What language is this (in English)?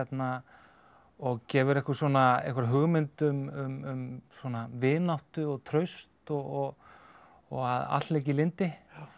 Icelandic